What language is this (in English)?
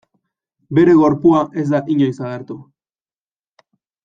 Basque